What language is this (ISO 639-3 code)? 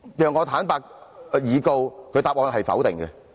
yue